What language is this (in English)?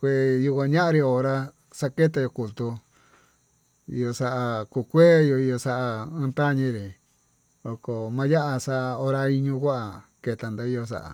Tututepec Mixtec